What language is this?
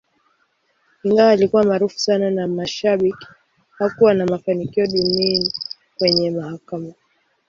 Swahili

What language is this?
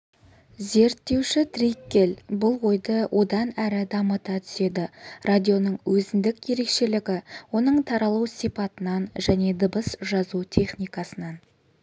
Kazakh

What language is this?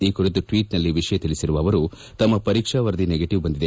Kannada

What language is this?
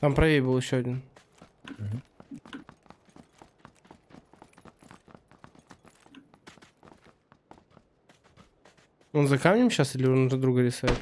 Russian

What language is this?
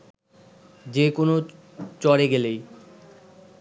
Bangla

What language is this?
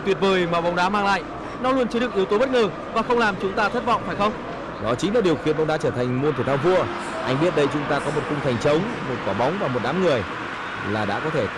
Vietnamese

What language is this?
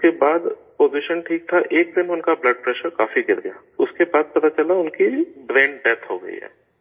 Urdu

